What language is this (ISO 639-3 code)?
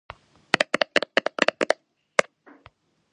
kat